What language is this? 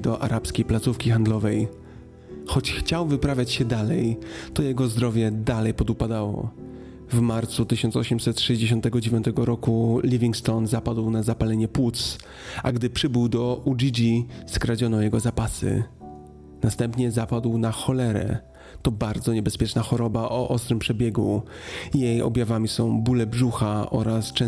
Polish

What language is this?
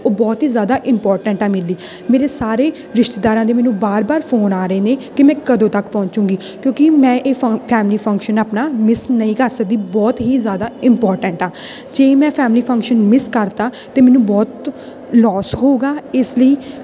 Punjabi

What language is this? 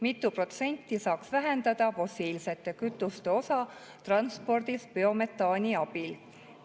Estonian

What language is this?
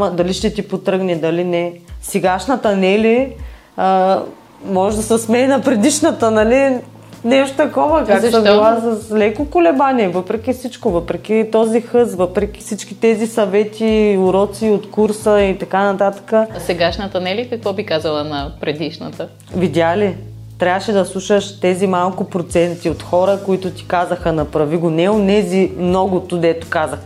Bulgarian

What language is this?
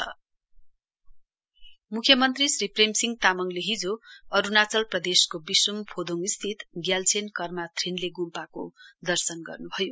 Nepali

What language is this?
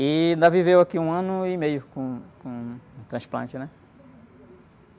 Portuguese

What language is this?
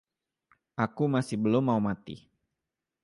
Indonesian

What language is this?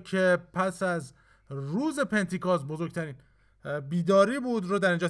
Persian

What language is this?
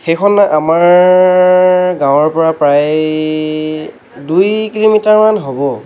Assamese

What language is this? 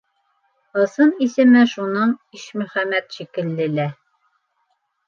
Bashkir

